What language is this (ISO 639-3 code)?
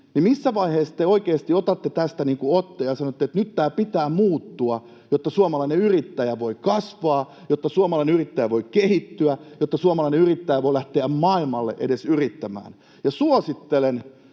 fin